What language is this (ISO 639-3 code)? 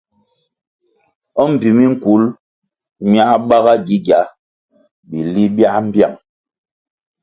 nmg